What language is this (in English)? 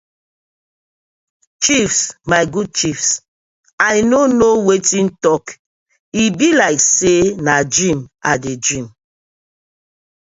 Nigerian Pidgin